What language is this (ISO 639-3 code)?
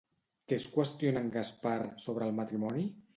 cat